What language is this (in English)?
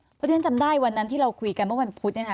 Thai